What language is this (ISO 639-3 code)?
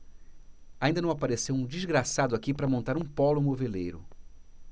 por